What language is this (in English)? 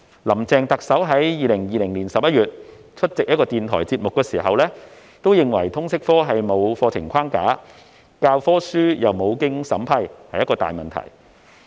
Cantonese